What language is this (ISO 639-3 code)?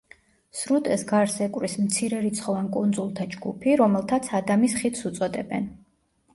kat